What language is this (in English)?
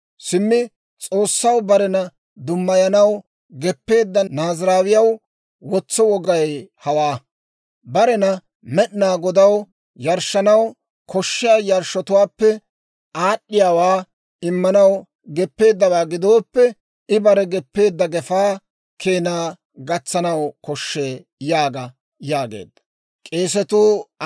Dawro